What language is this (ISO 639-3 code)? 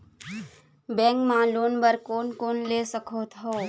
hne